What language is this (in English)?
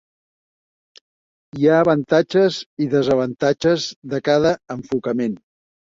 Catalan